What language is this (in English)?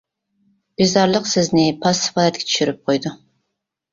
Uyghur